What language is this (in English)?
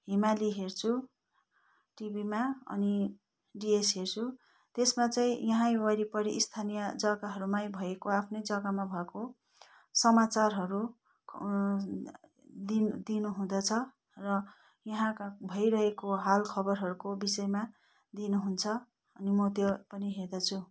Nepali